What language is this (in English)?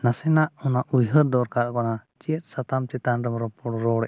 Santali